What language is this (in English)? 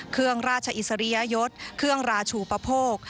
Thai